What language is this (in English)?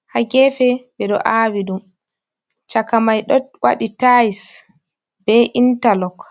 Fula